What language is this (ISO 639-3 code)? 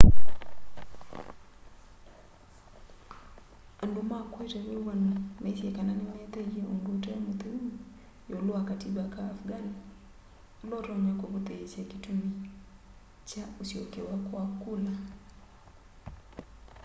kam